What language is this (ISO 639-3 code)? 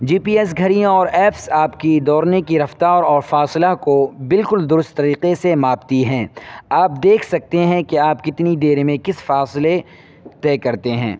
urd